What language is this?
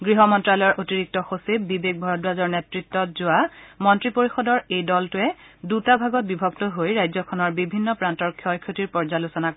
Assamese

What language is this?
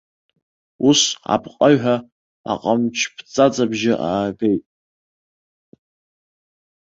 Abkhazian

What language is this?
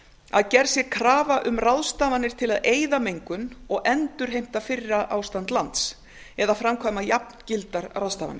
Icelandic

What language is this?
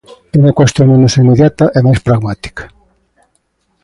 Galician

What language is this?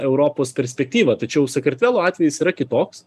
Lithuanian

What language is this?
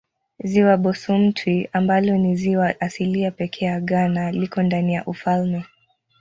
Swahili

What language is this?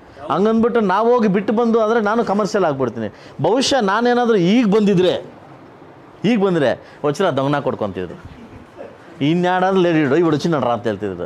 Romanian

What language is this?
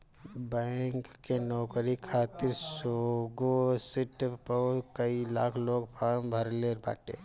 Bhojpuri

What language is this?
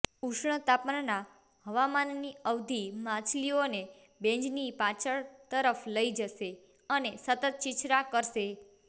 Gujarati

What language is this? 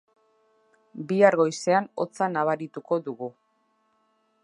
Basque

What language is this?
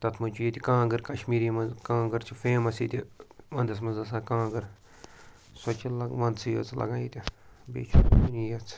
Kashmiri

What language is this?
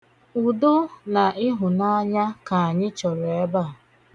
Igbo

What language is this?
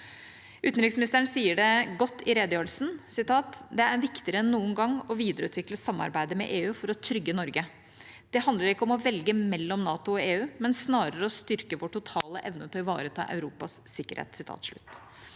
Norwegian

